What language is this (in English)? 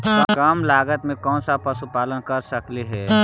Magahi